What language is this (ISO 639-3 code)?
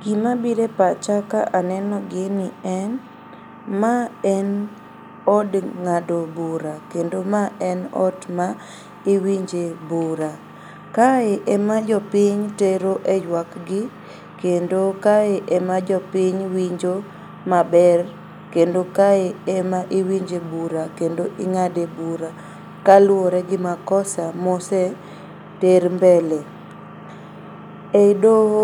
luo